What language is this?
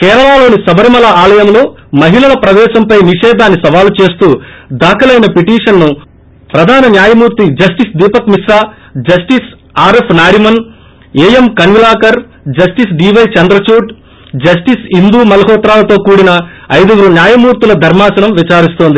Telugu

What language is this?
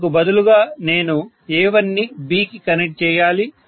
Telugu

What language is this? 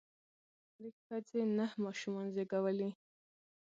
Pashto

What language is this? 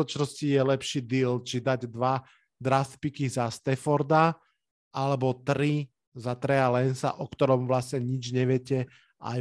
Slovak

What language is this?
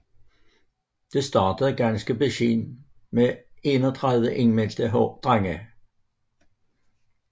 Danish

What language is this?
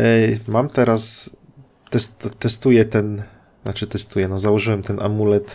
Polish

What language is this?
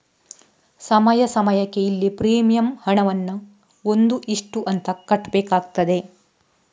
Kannada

